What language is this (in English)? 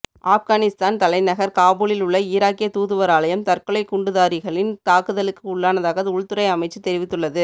Tamil